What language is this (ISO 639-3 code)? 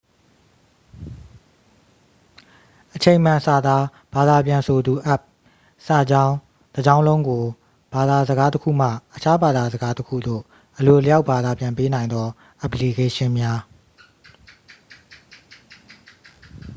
mya